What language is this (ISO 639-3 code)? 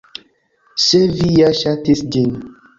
epo